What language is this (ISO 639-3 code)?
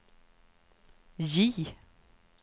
swe